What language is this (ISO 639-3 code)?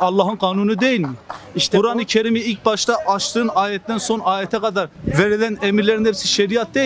tur